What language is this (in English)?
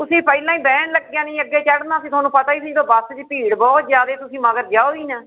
Punjabi